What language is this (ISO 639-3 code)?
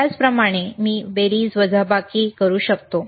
mar